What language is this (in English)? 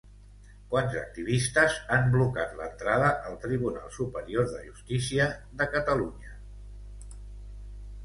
Catalan